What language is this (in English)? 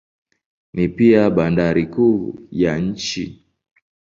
Swahili